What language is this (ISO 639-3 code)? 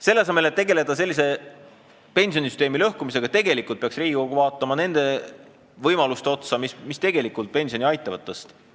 est